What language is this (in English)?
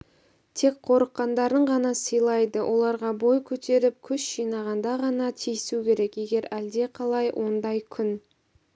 Kazakh